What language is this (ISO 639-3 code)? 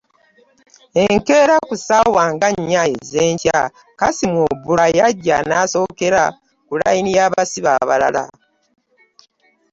lug